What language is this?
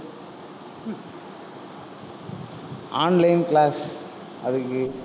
Tamil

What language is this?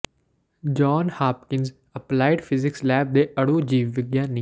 Punjabi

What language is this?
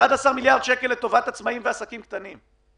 Hebrew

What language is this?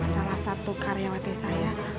Indonesian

